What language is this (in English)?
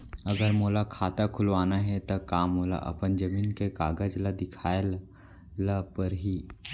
Chhattisgarhi